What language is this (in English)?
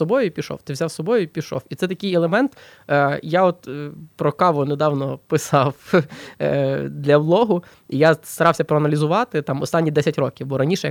Ukrainian